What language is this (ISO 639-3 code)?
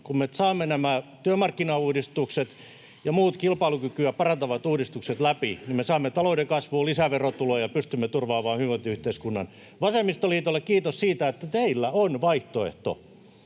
fin